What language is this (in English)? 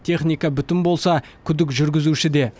Kazakh